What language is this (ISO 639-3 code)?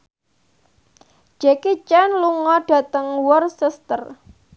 jav